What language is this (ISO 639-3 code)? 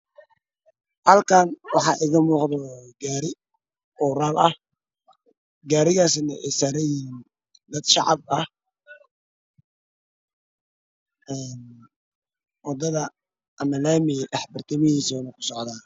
som